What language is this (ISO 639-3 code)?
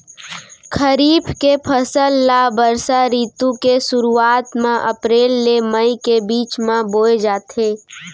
hne